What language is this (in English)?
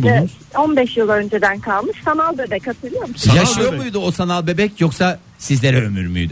Turkish